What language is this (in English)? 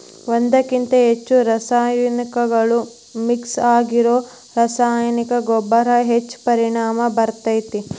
Kannada